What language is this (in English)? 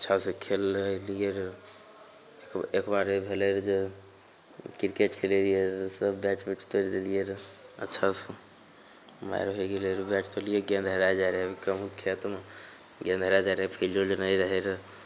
Maithili